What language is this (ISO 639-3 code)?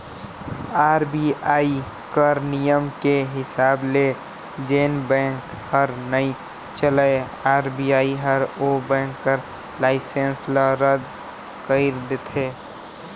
hne